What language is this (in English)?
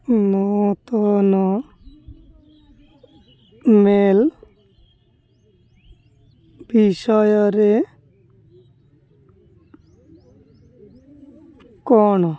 Odia